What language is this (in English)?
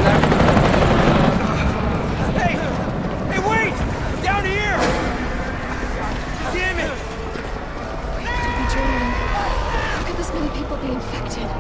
Turkish